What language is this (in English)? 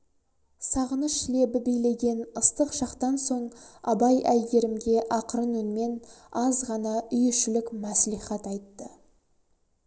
Kazakh